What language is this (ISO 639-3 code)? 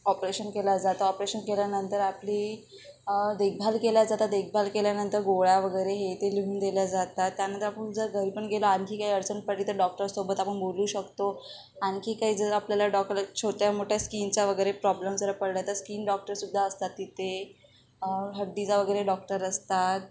mar